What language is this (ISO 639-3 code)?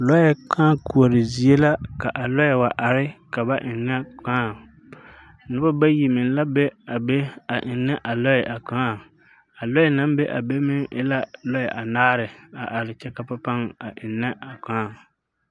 dga